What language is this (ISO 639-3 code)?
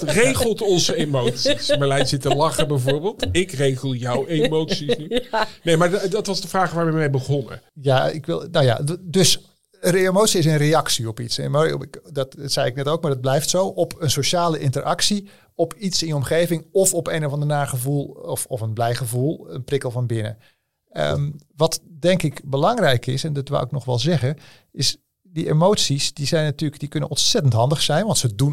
nld